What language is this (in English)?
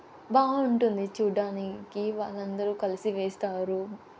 Telugu